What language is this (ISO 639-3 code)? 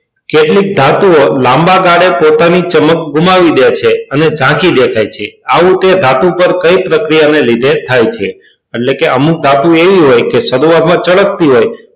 guj